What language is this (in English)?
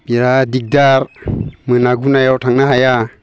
Bodo